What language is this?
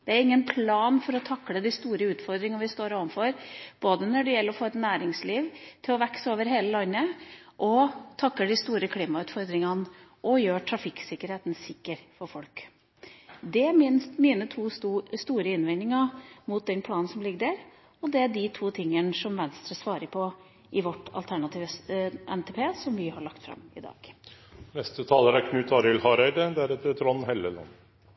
Norwegian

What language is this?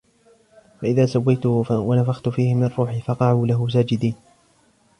Arabic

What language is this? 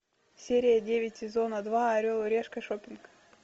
Russian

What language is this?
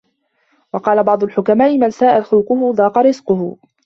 Arabic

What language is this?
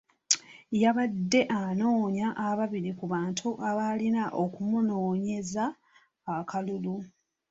Ganda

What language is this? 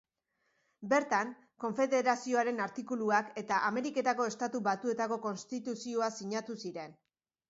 Basque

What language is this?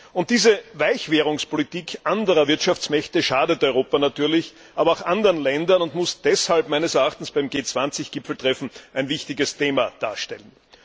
German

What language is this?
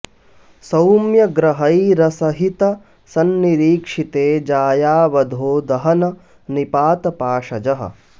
Sanskrit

